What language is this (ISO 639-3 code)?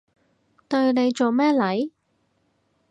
yue